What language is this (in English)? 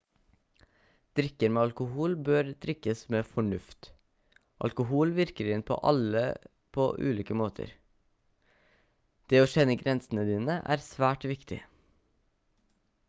Norwegian Bokmål